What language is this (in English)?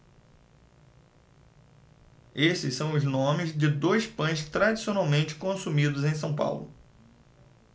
Portuguese